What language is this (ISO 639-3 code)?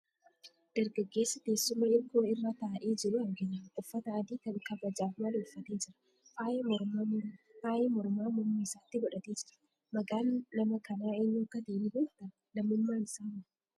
orm